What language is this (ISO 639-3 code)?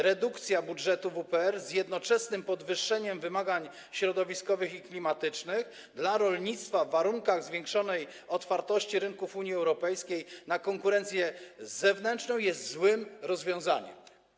pol